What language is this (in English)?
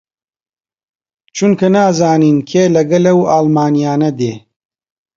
Central Kurdish